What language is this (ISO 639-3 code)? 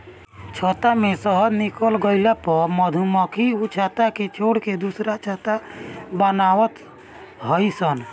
bho